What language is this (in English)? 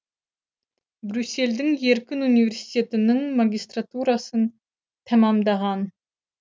Kazakh